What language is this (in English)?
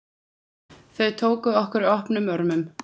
Icelandic